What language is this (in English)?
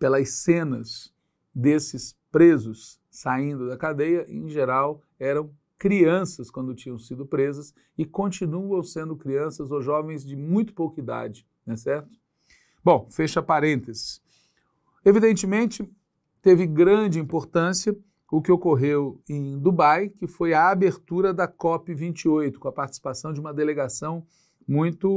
Portuguese